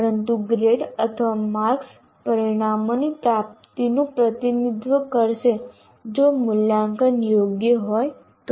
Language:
Gujarati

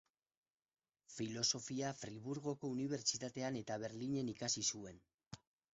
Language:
Basque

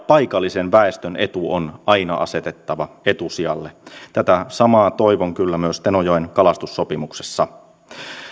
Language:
Finnish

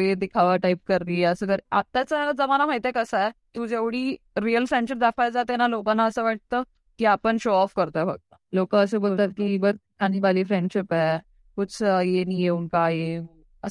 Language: Marathi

